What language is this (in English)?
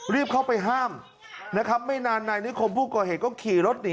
Thai